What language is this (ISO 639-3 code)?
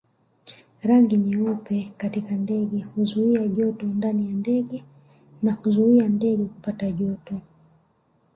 swa